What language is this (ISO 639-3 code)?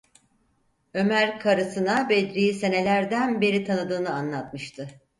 tur